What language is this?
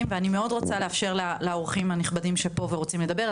Hebrew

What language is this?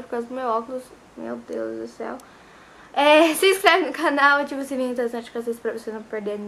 Portuguese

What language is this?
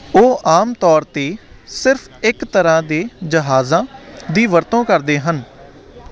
Punjabi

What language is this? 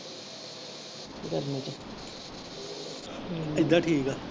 Punjabi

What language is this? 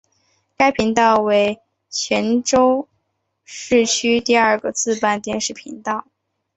Chinese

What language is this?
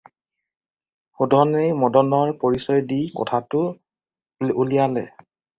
Assamese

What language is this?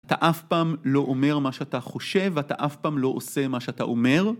Hebrew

